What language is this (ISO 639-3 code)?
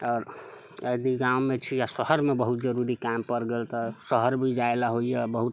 mai